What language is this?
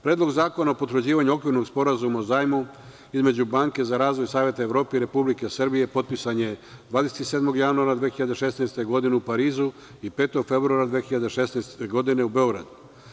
Serbian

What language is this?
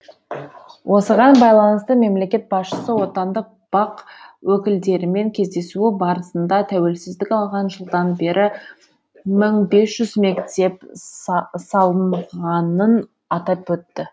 Kazakh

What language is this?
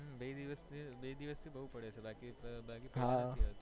Gujarati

